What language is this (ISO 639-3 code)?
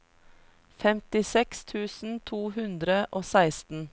nor